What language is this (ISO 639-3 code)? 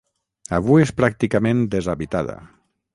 cat